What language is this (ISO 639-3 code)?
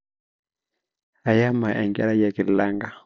mas